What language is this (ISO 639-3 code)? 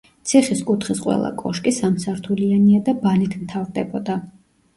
kat